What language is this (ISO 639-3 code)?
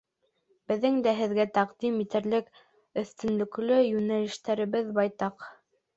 bak